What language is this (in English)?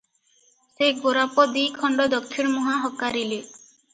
Odia